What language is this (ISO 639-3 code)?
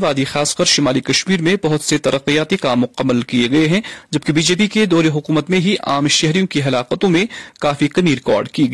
urd